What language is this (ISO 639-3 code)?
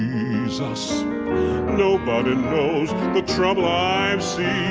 eng